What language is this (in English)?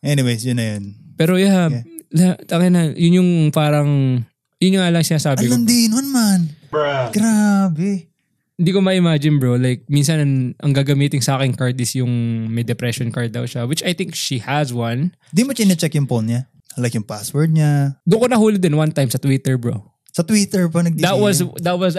Filipino